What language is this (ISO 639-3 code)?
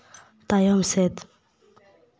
sat